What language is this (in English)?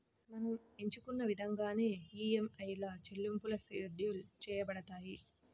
Telugu